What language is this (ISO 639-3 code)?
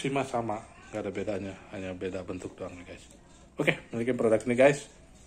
ind